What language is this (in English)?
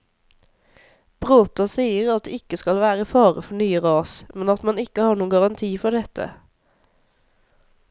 Norwegian